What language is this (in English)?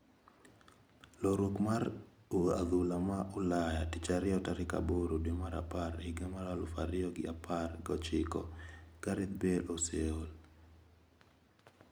Luo (Kenya and Tanzania)